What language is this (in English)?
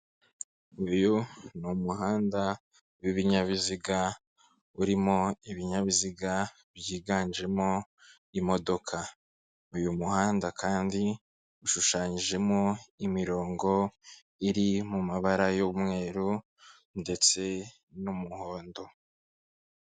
Kinyarwanda